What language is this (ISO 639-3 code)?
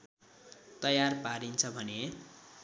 nep